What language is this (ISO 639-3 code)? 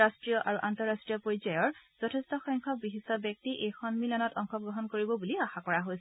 asm